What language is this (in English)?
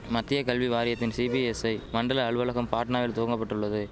Tamil